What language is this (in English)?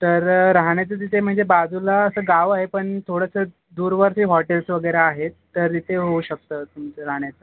Marathi